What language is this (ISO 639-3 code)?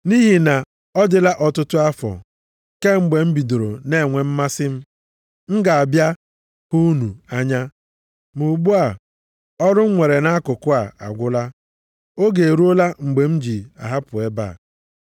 ibo